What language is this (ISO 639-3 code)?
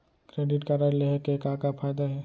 hne